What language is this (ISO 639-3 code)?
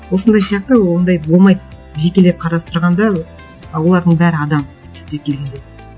kaz